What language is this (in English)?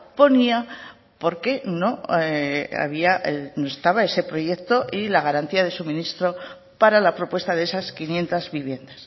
Spanish